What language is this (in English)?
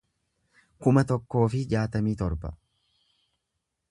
Oromo